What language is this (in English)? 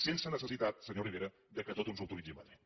Catalan